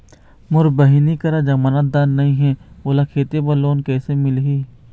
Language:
Chhattisgarhi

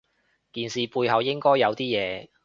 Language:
Cantonese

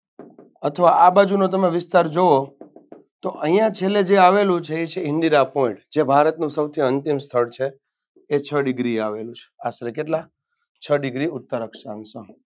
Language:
Gujarati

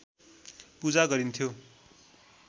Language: Nepali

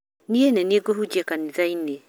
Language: Kikuyu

